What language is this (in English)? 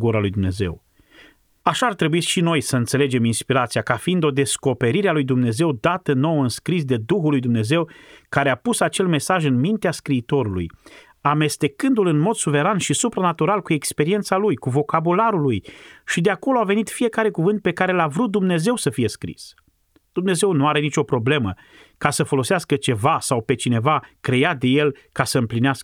Romanian